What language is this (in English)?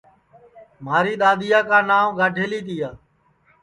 Sansi